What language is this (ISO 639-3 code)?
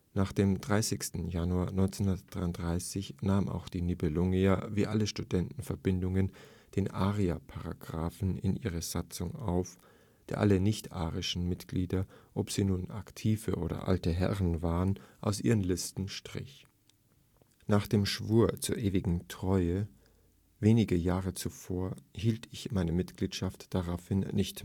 deu